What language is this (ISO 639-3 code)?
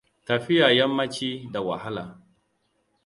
hau